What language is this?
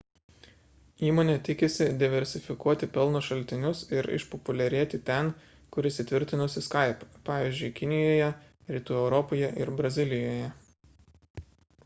Lithuanian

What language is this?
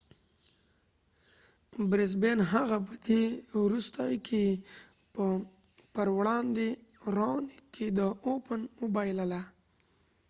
Pashto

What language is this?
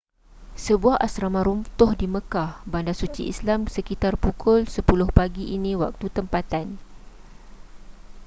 Malay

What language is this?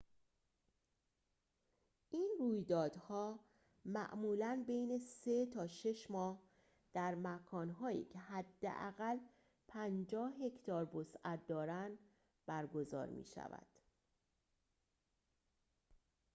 Persian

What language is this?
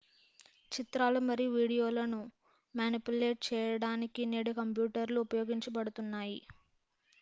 Telugu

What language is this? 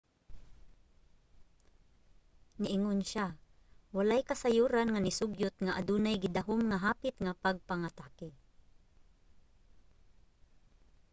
Cebuano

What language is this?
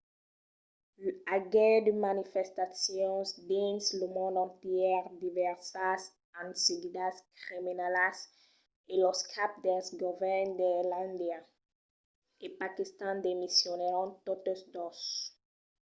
Occitan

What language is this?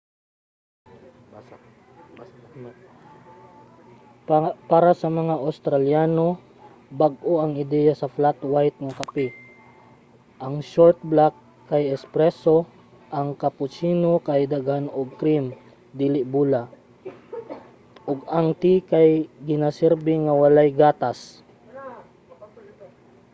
Cebuano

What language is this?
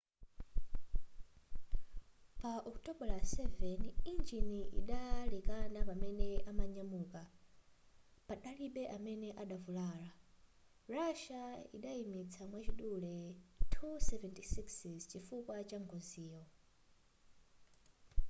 Nyanja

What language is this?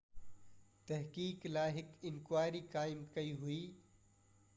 Sindhi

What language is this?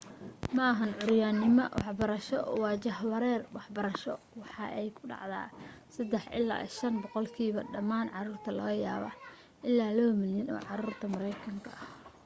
Somali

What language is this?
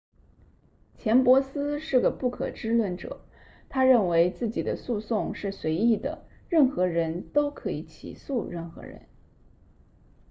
Chinese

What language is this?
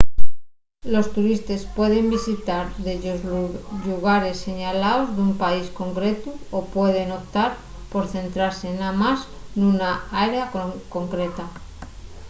Asturian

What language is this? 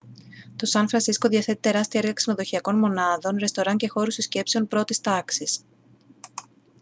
Greek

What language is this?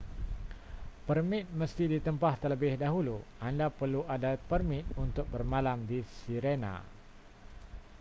Malay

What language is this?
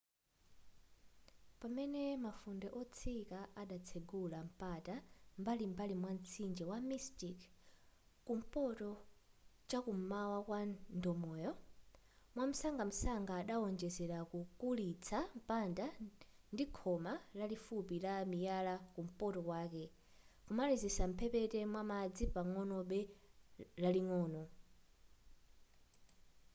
Nyanja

